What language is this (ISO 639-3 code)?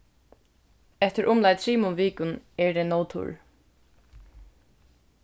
fao